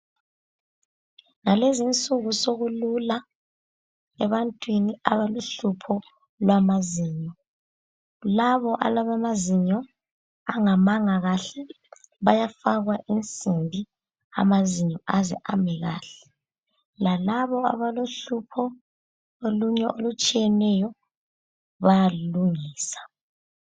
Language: North Ndebele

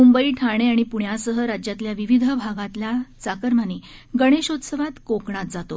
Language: Marathi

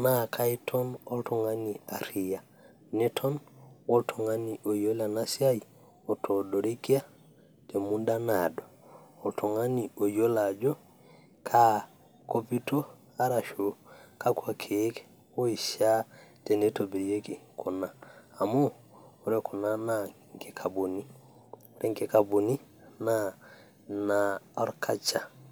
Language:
Masai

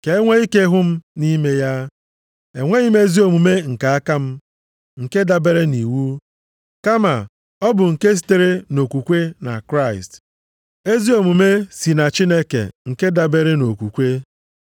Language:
Igbo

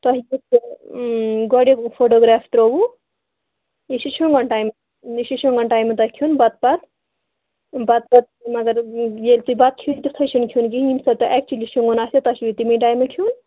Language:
Kashmiri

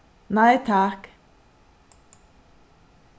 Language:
Faroese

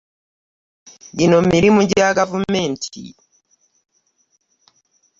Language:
Ganda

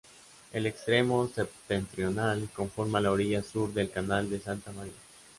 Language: Spanish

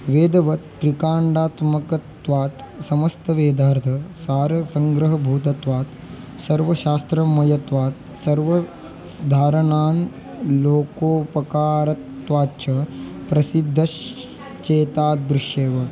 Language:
Sanskrit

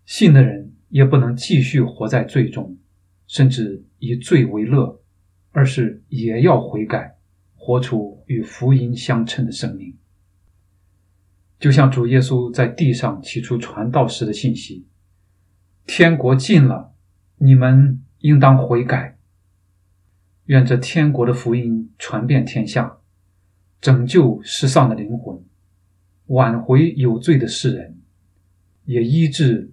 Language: Chinese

